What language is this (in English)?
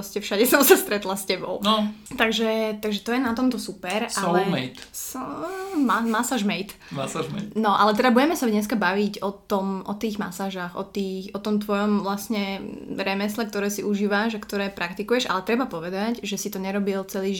Slovak